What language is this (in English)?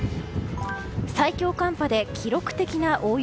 Japanese